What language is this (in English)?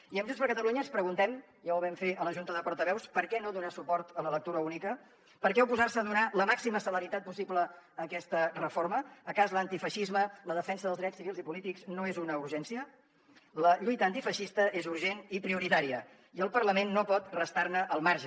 Catalan